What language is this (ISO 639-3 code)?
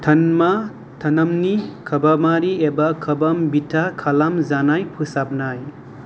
brx